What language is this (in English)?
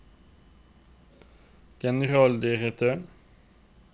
Norwegian